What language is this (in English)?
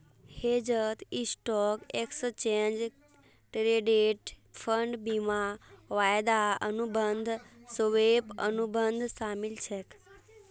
Magahi